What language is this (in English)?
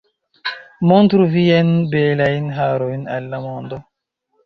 Esperanto